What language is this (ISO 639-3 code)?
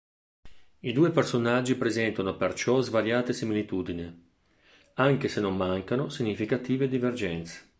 ita